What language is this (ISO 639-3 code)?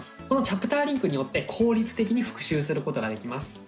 jpn